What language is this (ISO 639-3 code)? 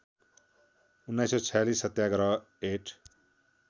nep